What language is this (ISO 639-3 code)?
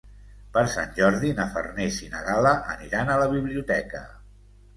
cat